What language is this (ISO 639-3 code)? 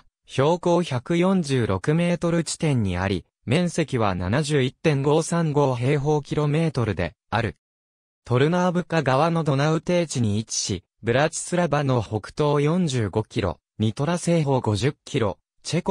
jpn